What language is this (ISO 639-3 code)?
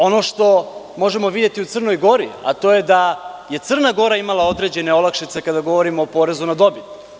srp